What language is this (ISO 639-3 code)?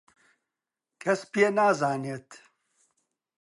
ckb